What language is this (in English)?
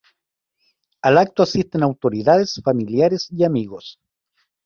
Spanish